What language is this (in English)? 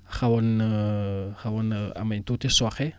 Wolof